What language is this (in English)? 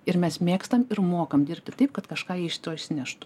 Lithuanian